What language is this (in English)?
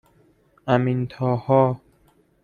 Persian